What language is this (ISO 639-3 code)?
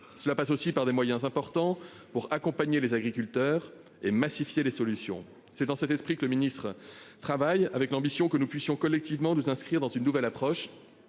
fra